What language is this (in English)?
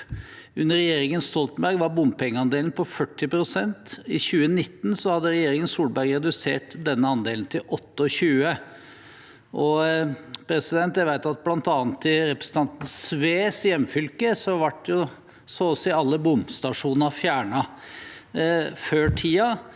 Norwegian